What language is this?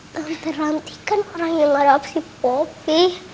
Indonesian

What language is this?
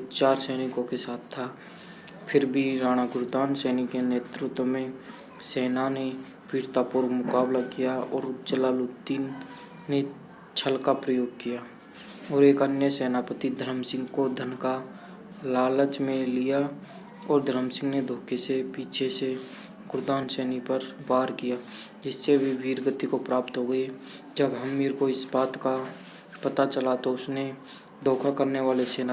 Hindi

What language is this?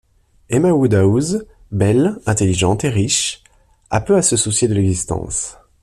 French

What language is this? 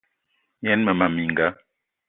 Eton (Cameroon)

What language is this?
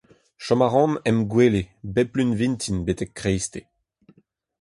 Breton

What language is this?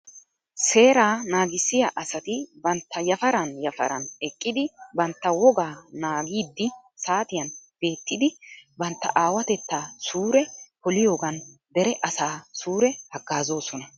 Wolaytta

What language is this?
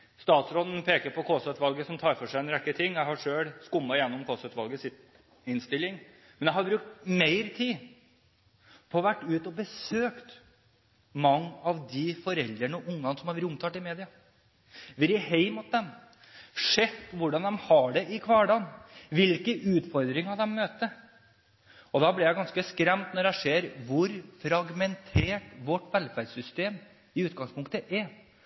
Norwegian Bokmål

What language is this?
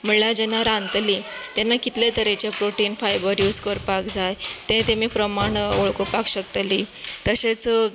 Konkani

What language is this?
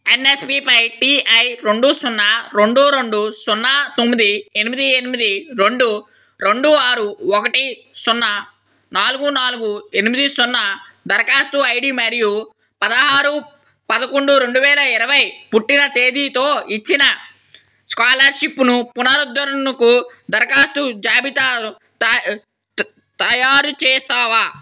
Telugu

